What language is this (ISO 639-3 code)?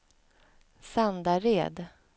swe